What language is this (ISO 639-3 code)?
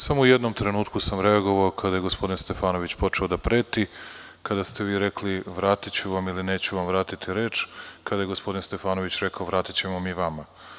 srp